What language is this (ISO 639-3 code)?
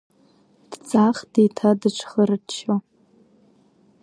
abk